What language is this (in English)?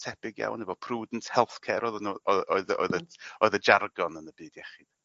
Welsh